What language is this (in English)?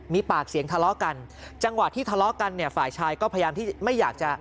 Thai